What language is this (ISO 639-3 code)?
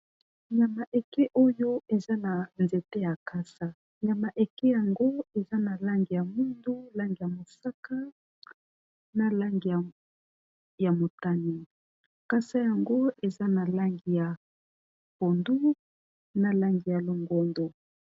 lin